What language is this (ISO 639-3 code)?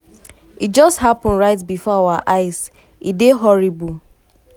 pcm